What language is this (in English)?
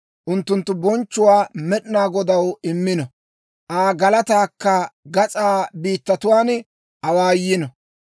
Dawro